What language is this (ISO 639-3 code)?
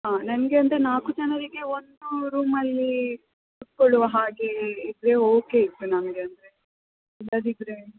kan